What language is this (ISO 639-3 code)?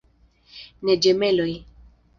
epo